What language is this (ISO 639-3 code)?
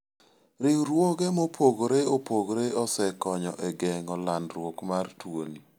luo